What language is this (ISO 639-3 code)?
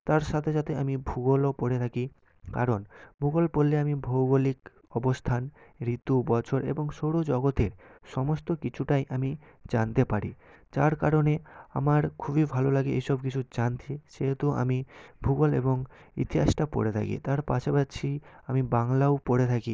ben